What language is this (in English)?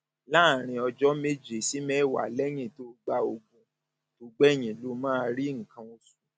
Yoruba